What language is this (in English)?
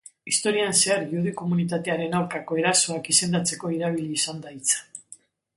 Basque